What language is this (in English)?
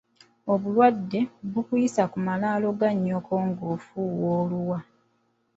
Ganda